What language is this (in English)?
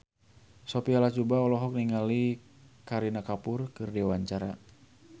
Sundanese